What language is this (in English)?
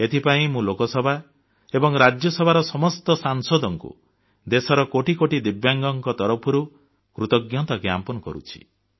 Odia